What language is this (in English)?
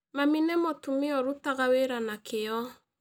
Kikuyu